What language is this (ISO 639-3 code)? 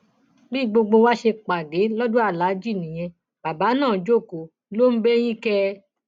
yor